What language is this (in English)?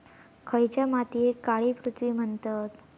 Marathi